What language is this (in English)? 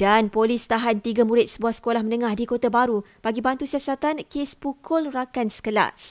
Malay